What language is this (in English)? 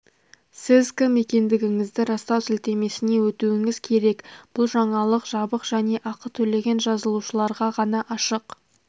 Kazakh